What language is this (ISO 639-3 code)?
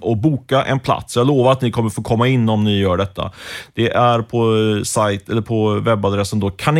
swe